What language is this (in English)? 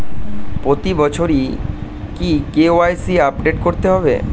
Bangla